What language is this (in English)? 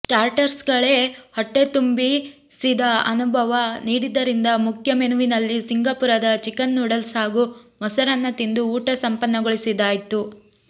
Kannada